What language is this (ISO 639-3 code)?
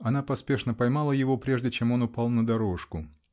rus